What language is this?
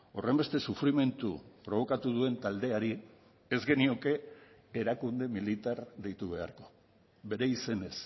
Basque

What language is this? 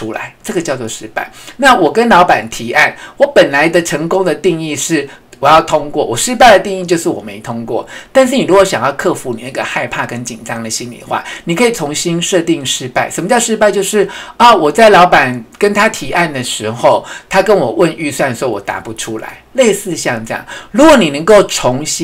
Chinese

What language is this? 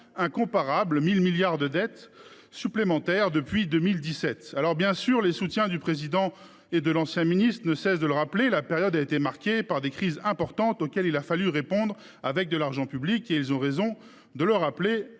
French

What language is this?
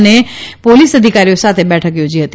Gujarati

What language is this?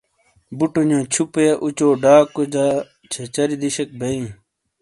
Shina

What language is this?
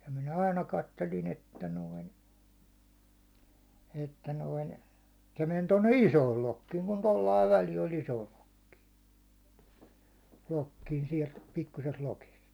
Finnish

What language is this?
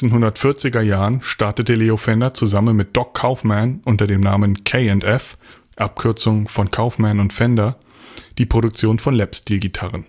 German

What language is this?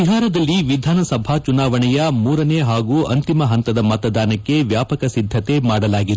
Kannada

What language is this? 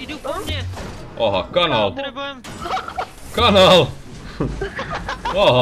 Czech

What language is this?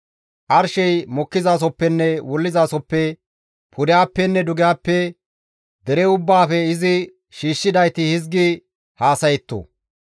Gamo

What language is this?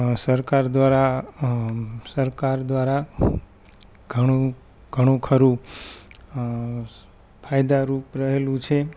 Gujarati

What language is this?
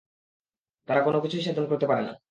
Bangla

